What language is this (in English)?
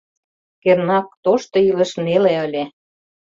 Mari